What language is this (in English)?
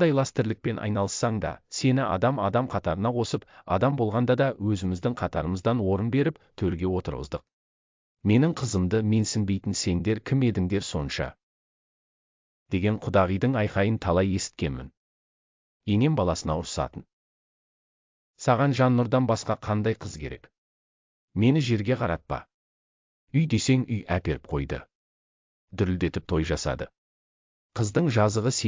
Turkish